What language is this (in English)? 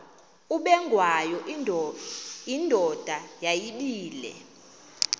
Xhosa